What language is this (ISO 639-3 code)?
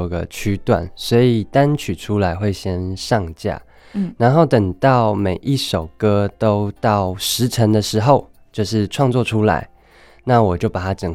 zho